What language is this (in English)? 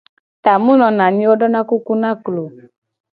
Gen